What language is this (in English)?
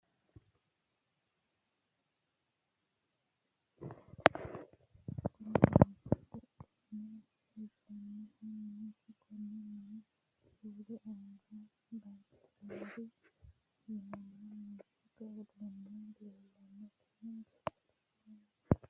Sidamo